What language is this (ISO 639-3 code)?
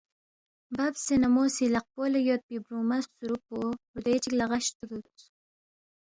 bft